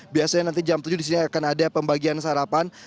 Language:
Indonesian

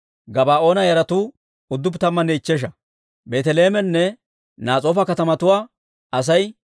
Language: Dawro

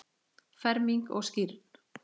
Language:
Icelandic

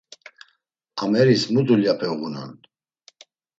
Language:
Laz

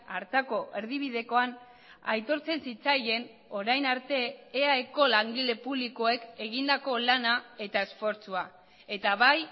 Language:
Basque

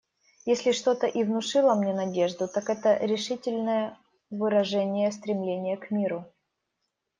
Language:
Russian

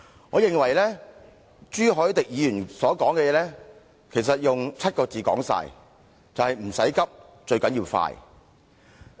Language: Cantonese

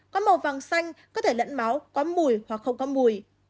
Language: Vietnamese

